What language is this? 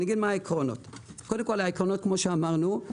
Hebrew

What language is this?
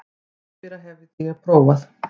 Icelandic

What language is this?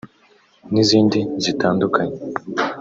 Kinyarwanda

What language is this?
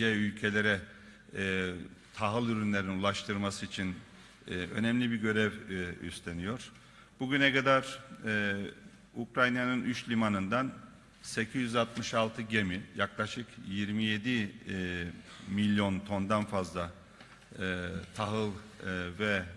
Turkish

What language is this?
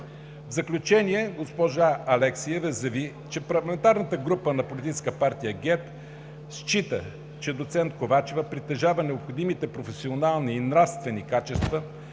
Bulgarian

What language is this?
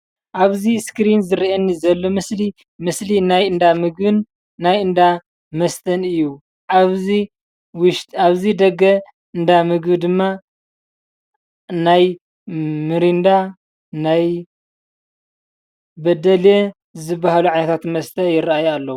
Tigrinya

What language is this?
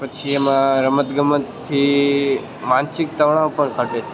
Gujarati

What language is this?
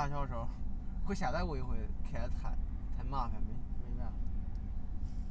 Chinese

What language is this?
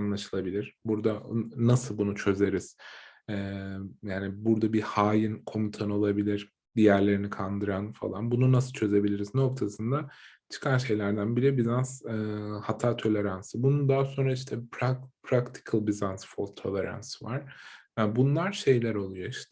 Turkish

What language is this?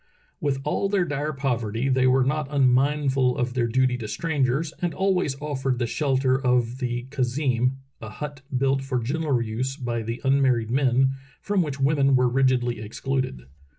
English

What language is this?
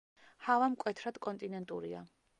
Georgian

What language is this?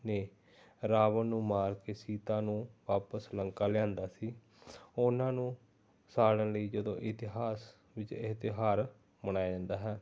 Punjabi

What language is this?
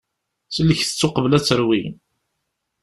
Kabyle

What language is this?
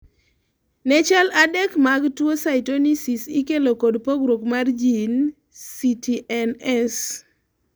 Luo (Kenya and Tanzania)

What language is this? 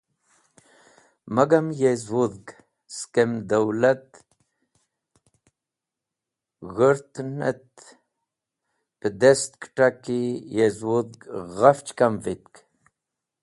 Wakhi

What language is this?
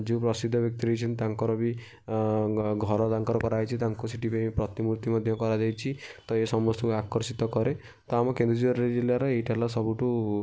Odia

